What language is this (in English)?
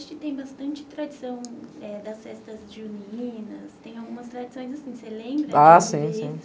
Portuguese